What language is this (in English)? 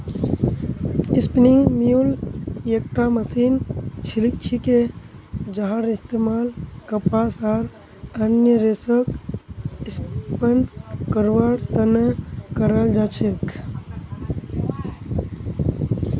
Magahi